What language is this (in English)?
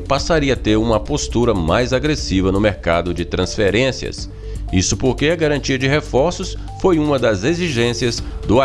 Portuguese